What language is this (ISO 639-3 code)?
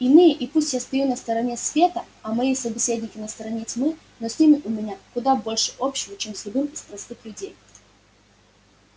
rus